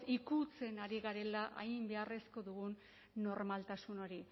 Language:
Basque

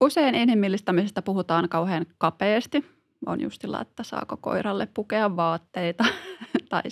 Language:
Finnish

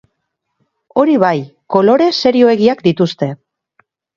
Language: Basque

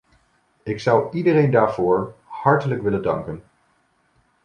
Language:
Dutch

